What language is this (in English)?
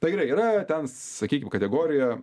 Lithuanian